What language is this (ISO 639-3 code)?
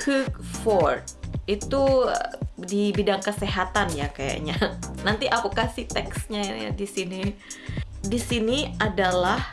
ind